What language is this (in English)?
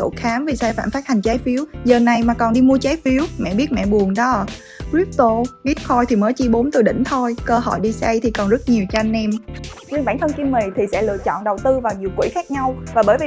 Vietnamese